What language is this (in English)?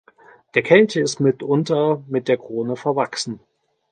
German